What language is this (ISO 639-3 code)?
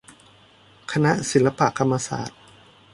tha